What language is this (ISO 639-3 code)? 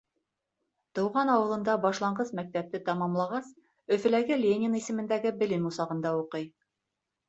bak